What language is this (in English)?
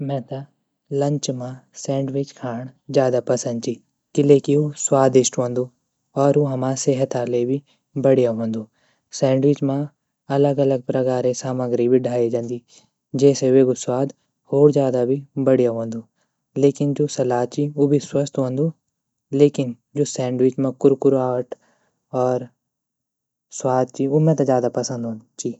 Garhwali